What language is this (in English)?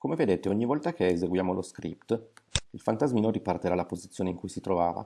Italian